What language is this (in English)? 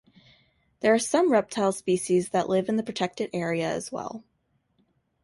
English